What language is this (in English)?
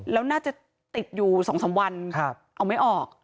Thai